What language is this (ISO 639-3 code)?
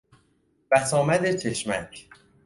fas